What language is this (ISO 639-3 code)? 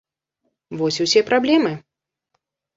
bel